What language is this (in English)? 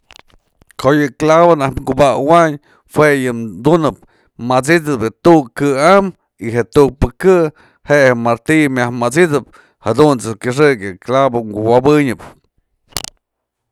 Mazatlán Mixe